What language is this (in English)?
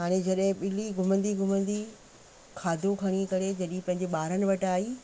Sindhi